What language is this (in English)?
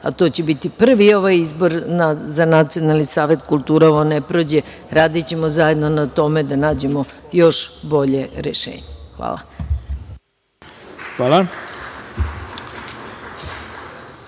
Serbian